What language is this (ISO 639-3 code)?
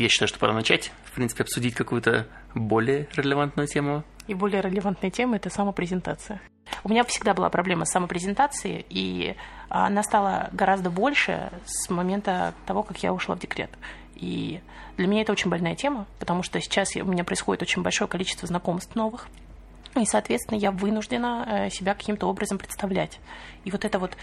rus